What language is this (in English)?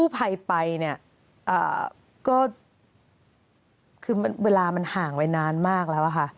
Thai